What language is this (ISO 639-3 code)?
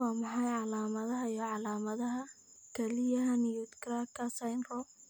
som